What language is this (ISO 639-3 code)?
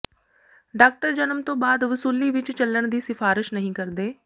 pan